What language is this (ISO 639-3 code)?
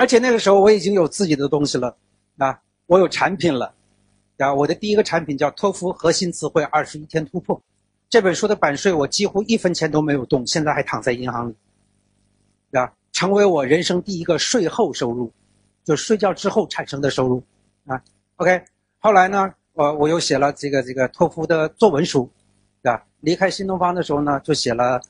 zho